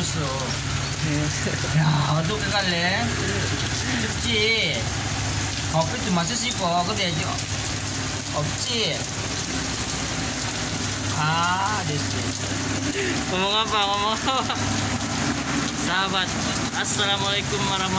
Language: Indonesian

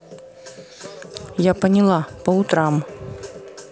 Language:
Russian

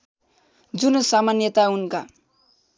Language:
Nepali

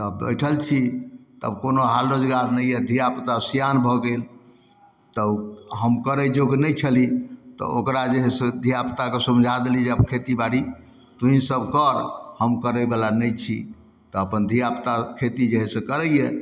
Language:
Maithili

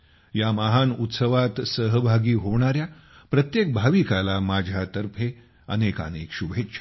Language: Marathi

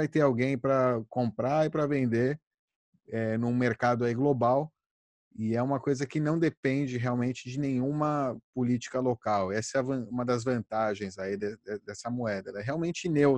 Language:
Portuguese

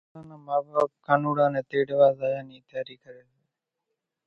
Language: Kachi Koli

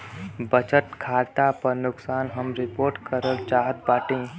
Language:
Bhojpuri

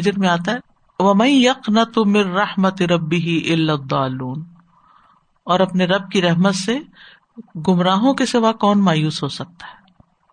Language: Urdu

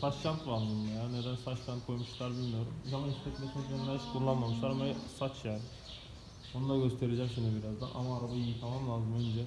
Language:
Turkish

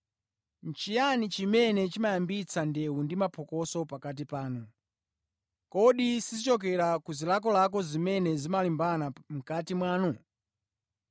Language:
Nyanja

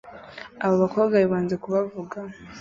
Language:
Kinyarwanda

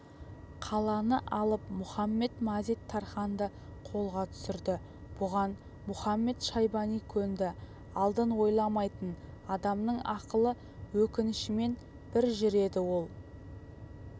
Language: Kazakh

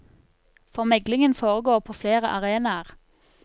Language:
Norwegian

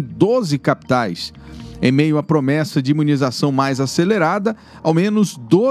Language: Portuguese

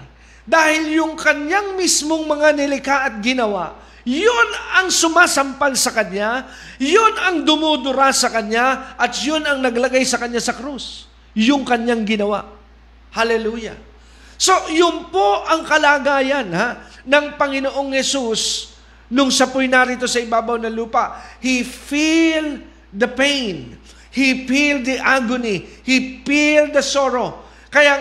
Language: Filipino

